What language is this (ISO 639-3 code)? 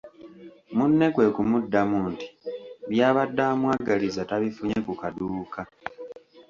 lug